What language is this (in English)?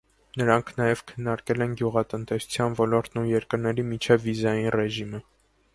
Armenian